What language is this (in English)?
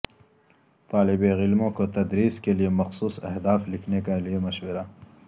Urdu